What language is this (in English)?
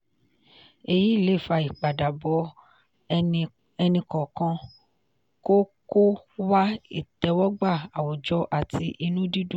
Yoruba